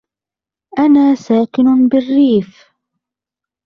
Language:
Arabic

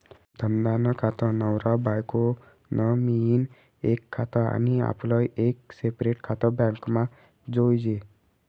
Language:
Marathi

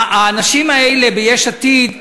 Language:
Hebrew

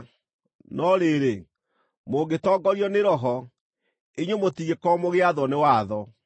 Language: Kikuyu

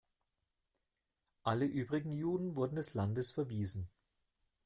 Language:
German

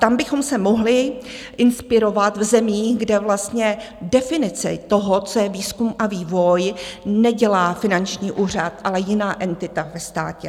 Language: Czech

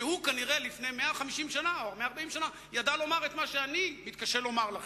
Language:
Hebrew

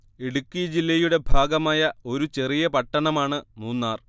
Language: Malayalam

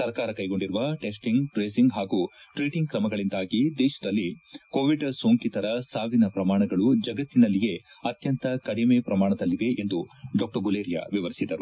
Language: Kannada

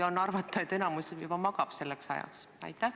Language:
Estonian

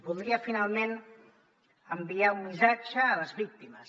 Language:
Catalan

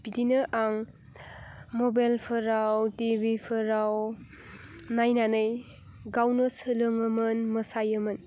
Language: Bodo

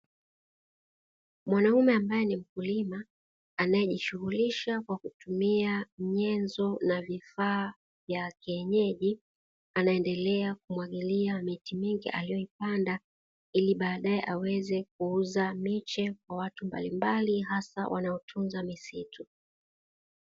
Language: Swahili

